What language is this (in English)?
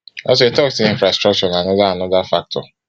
Nigerian Pidgin